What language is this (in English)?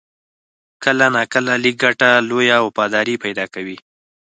Pashto